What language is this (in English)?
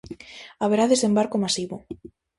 Galician